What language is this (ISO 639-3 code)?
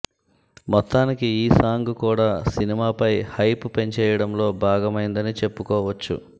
tel